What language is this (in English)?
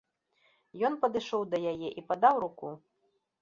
Belarusian